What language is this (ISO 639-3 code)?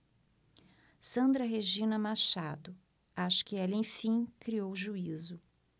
por